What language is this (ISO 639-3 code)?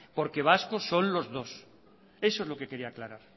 spa